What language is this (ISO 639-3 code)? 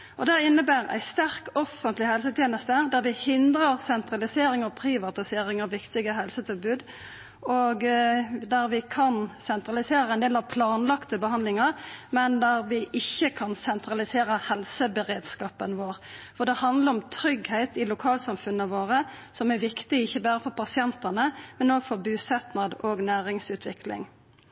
nno